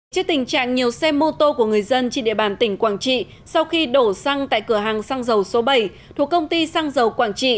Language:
Vietnamese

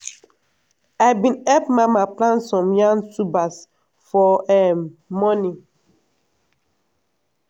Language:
Nigerian Pidgin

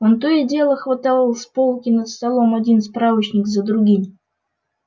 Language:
Russian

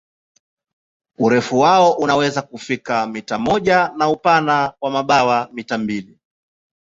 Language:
Swahili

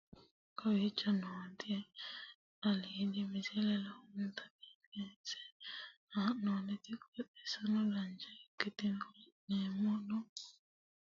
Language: Sidamo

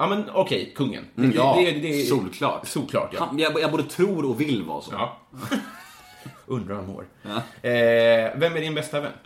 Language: Swedish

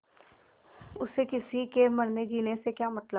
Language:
Hindi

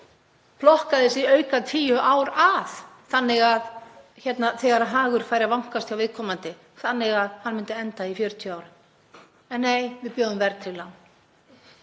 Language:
Icelandic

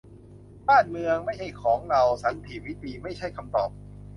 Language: Thai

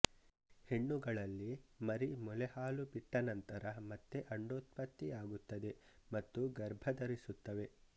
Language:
Kannada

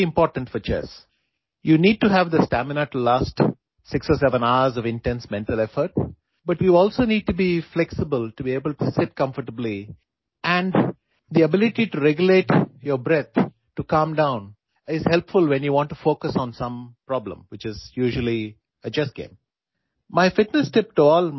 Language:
Urdu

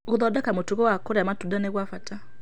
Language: Kikuyu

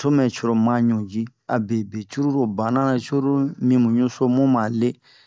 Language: Bomu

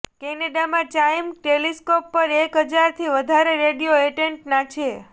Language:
Gujarati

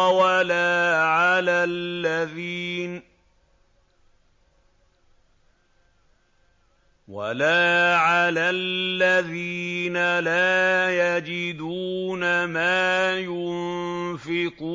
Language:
Arabic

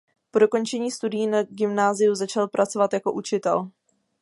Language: Czech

